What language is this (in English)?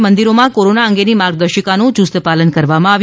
Gujarati